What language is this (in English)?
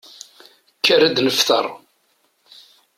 Kabyle